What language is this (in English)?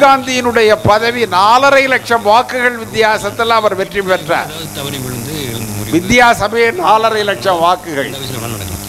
Arabic